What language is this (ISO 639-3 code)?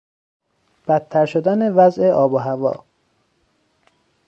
fas